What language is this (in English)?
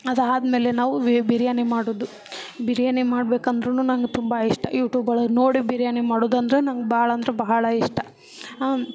Kannada